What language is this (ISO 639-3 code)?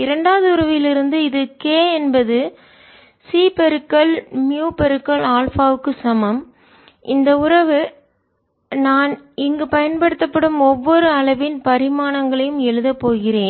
tam